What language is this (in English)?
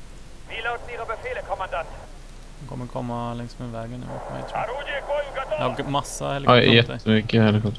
Swedish